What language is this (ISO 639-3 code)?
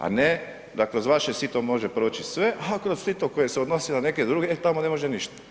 hrv